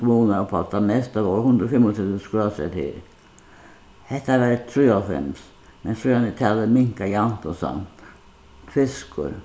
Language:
Faroese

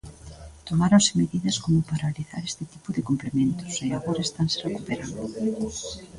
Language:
Galician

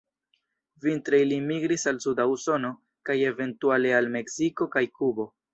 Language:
Esperanto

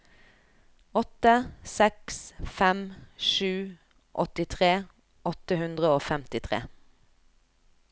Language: Norwegian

